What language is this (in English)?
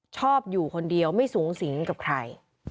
Thai